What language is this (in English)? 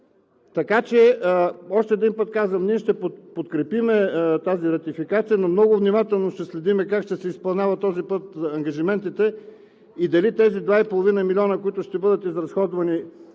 Bulgarian